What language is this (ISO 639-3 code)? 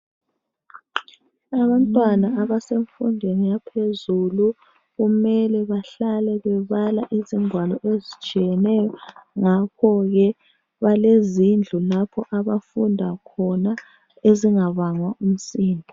nde